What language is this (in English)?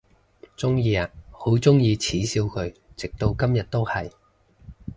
Cantonese